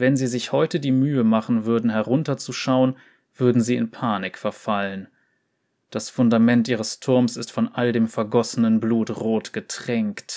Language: German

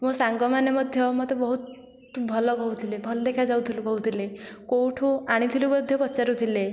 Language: Odia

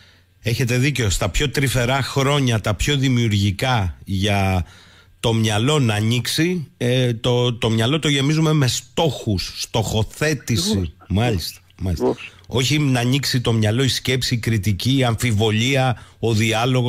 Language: Greek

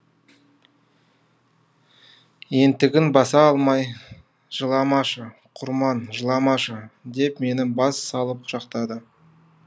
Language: Kazakh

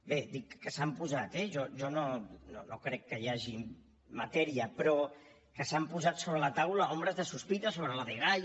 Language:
Catalan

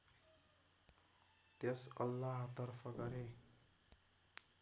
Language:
Nepali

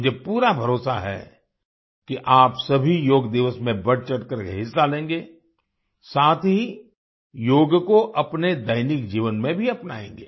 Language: Hindi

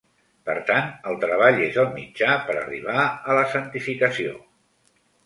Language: Catalan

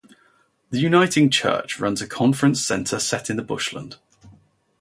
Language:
English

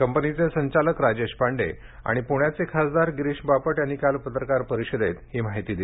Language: Marathi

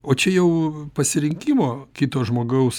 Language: Lithuanian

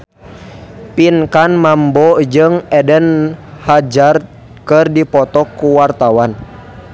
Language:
Sundanese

